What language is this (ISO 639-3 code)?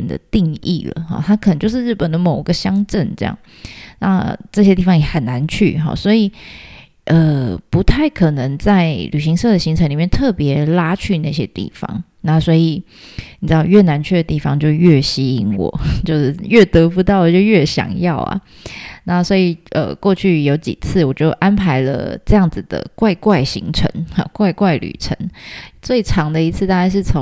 zho